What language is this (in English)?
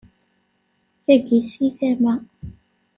Kabyle